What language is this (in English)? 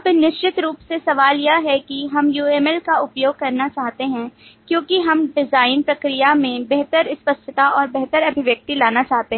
Hindi